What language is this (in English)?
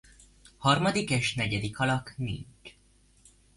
Hungarian